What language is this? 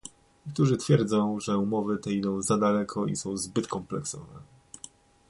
Polish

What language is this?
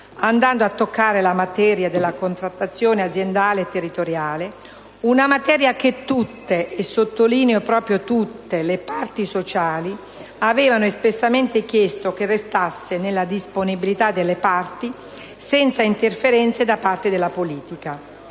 Italian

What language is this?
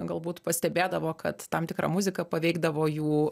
Lithuanian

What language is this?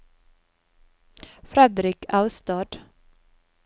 Norwegian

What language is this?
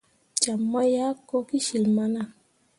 Mundang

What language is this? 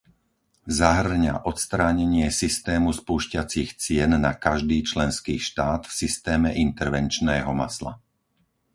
Slovak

